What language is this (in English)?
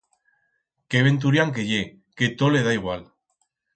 Aragonese